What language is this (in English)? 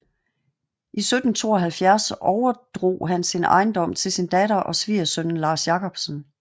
Danish